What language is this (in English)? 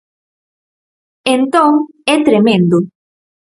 Galician